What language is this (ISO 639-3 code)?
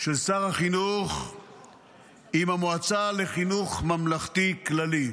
heb